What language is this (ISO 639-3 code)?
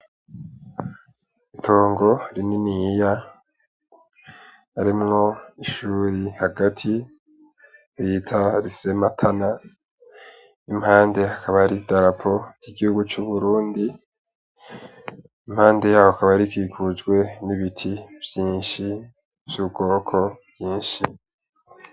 run